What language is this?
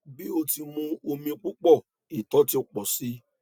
Yoruba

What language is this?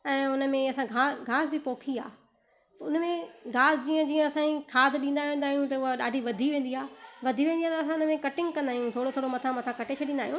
Sindhi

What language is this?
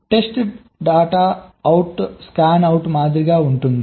Telugu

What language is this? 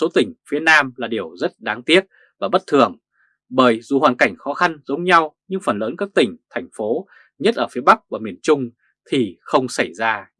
Vietnamese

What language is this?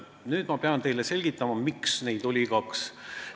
Estonian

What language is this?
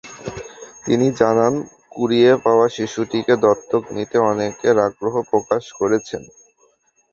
Bangla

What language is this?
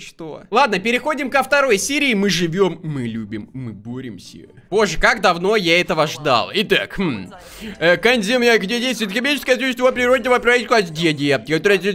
Russian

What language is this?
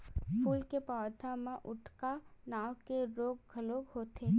Chhattisgarhi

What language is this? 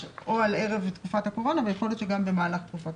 Hebrew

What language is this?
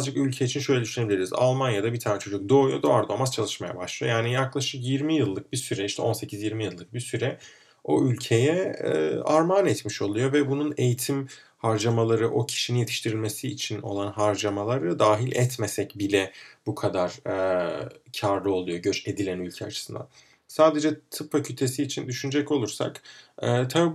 Turkish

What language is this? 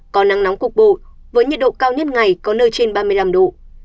Vietnamese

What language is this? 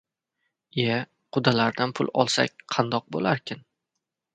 Uzbek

